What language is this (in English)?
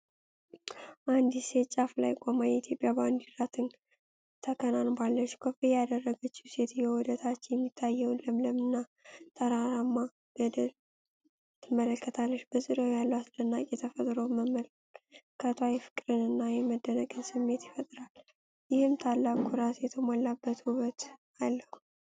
Amharic